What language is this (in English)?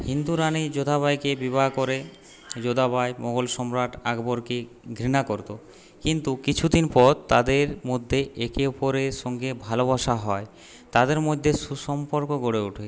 Bangla